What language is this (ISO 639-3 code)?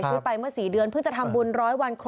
tha